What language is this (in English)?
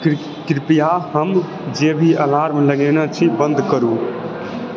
Maithili